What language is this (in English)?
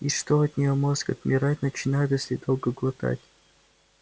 Russian